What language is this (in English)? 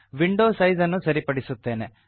Kannada